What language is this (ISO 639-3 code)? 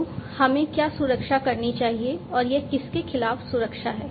hin